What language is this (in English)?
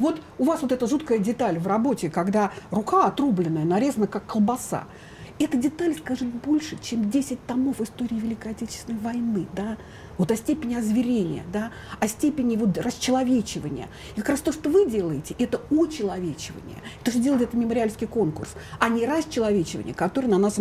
Russian